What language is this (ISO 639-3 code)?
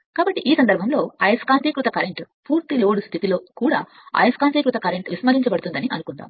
tel